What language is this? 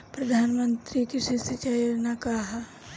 Bhojpuri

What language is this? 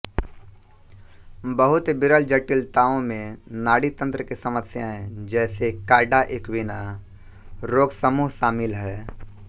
Hindi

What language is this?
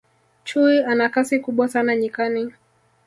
Swahili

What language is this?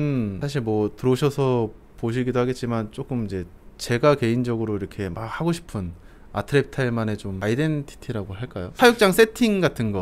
Korean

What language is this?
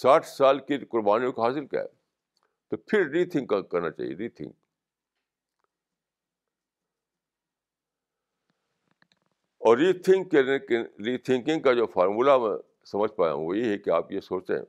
Urdu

